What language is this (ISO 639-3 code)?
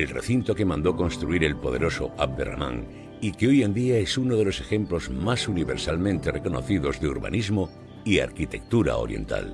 spa